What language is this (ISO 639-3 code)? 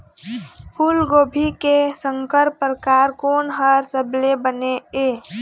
hne